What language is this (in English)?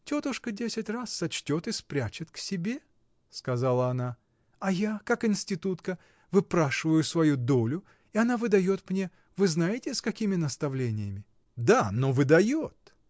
Russian